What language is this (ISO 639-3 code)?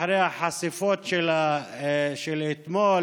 heb